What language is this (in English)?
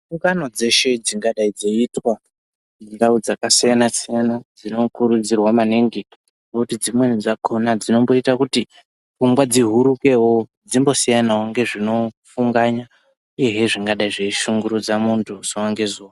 Ndau